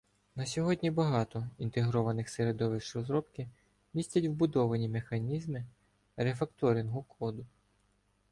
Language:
Ukrainian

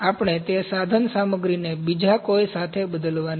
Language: Gujarati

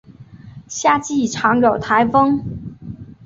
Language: Chinese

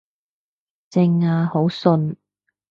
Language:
Cantonese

